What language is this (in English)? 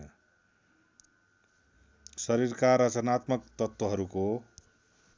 Nepali